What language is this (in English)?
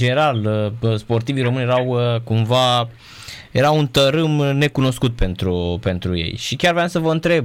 Romanian